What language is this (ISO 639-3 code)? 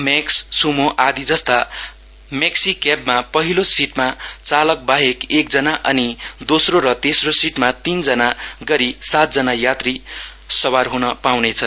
nep